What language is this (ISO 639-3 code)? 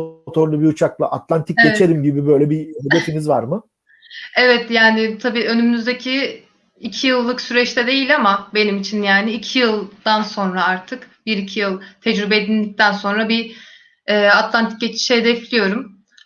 tur